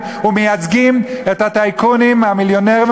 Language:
Hebrew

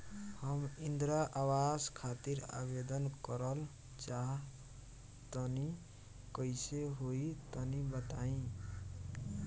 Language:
Bhojpuri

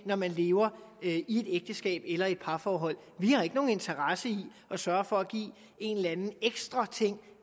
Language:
Danish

